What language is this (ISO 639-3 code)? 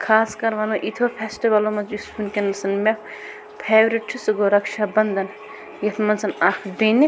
kas